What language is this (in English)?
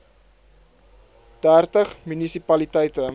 Afrikaans